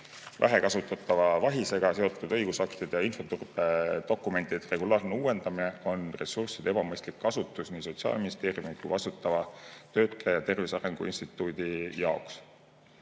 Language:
Estonian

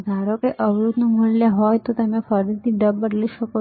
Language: Gujarati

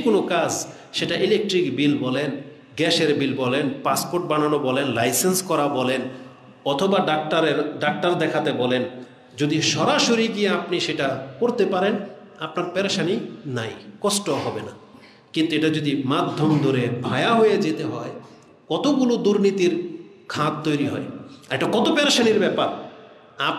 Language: Indonesian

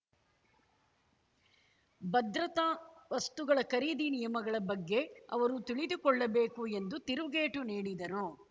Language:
Kannada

